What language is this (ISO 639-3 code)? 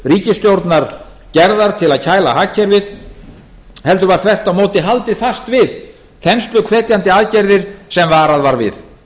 isl